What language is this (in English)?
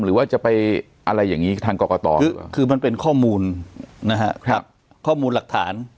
Thai